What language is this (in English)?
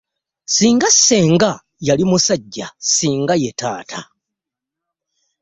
Ganda